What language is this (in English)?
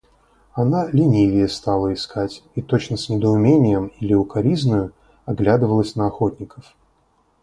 Russian